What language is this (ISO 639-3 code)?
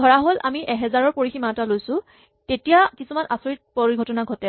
asm